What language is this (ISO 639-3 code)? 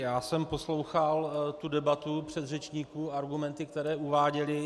ces